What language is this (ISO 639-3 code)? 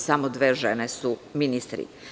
srp